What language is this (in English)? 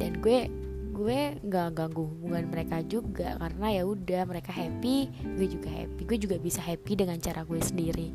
Indonesian